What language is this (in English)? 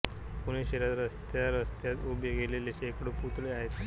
Marathi